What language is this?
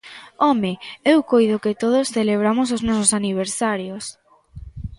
Galician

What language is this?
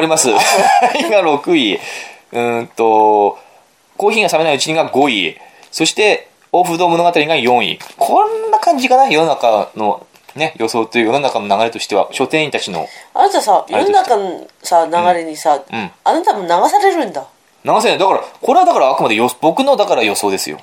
Japanese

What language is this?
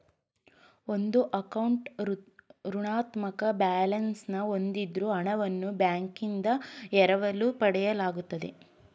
Kannada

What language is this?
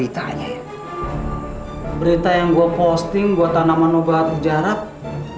Indonesian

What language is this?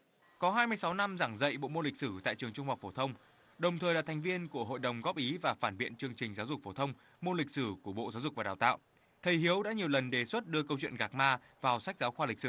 Vietnamese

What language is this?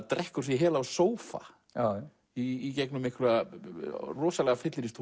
Icelandic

